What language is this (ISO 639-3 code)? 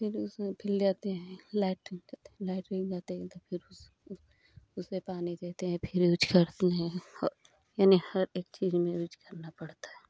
hin